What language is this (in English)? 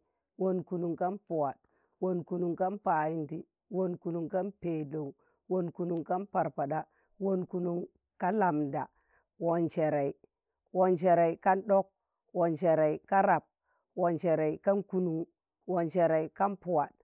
Tangale